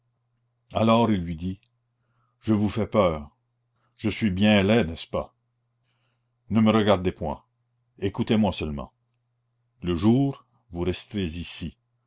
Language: French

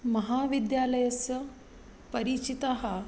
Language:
Sanskrit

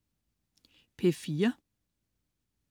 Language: Danish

